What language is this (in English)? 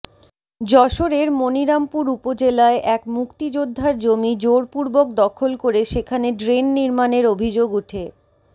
Bangla